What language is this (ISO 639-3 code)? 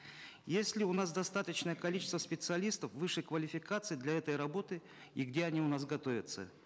kaz